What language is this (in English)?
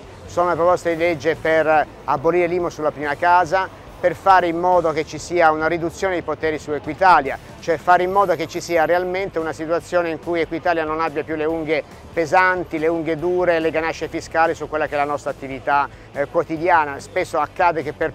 Italian